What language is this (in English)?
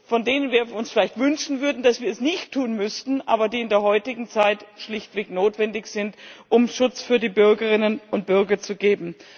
German